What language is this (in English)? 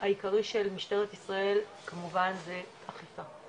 Hebrew